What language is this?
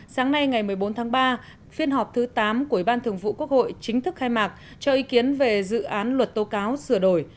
Vietnamese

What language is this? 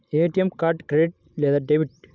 Telugu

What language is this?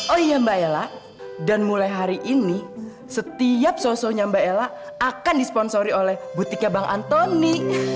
Indonesian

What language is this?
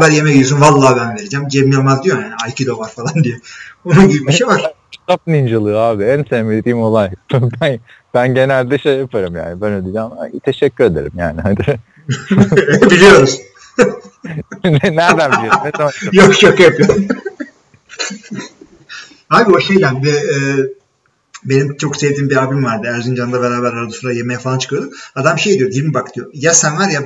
Turkish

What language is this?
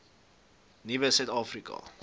Afrikaans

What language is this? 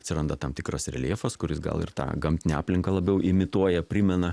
Lithuanian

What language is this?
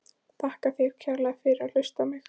Icelandic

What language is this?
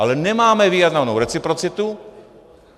Czech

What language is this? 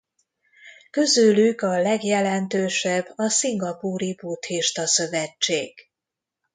Hungarian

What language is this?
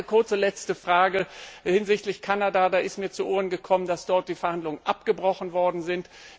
German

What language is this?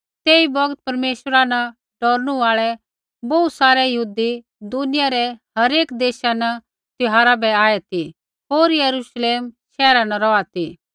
Kullu Pahari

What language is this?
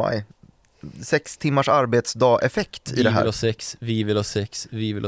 Swedish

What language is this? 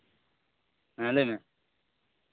Santali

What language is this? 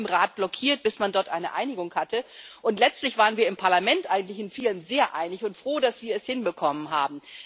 German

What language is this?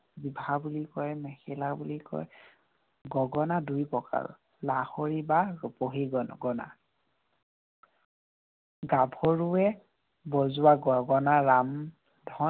Assamese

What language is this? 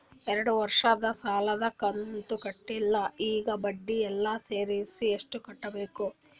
Kannada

